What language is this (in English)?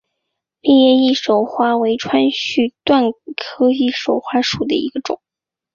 Chinese